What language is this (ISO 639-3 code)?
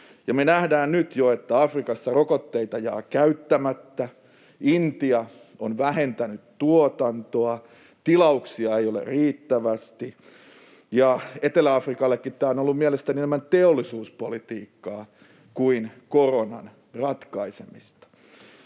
fin